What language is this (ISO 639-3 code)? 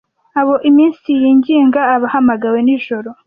kin